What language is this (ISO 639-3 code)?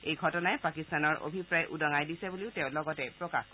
asm